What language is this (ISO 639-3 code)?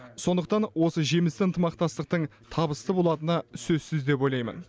kaz